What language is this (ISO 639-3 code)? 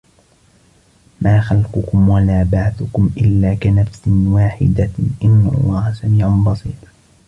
ara